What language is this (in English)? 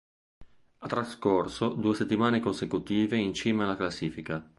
Italian